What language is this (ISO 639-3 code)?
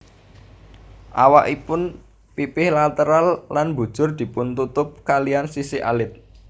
jav